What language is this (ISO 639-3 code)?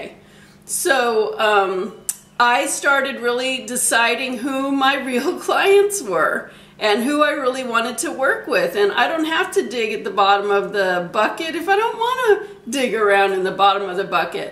eng